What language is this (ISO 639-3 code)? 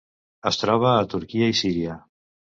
cat